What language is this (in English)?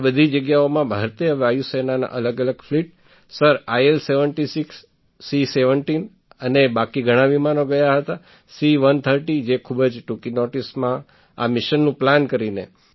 Gujarati